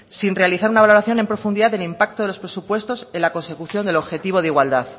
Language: Spanish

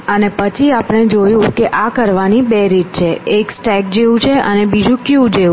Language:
Gujarati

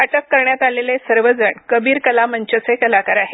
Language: Marathi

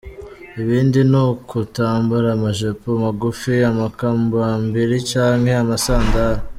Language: Kinyarwanda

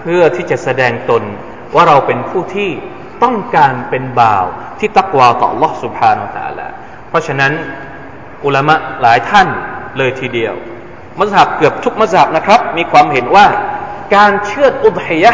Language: Thai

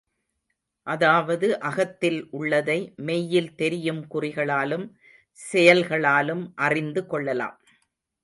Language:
Tamil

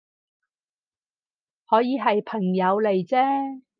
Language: Cantonese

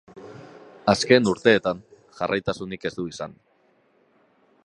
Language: Basque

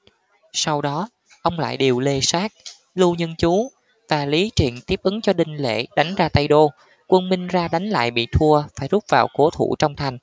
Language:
Vietnamese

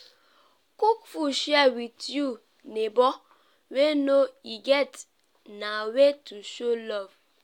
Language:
Nigerian Pidgin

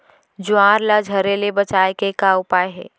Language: Chhattisgarhi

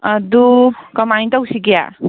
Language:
Manipuri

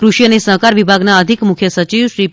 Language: Gujarati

